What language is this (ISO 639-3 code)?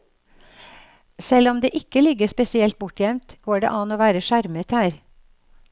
nor